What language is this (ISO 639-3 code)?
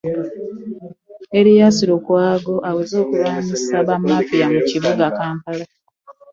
lug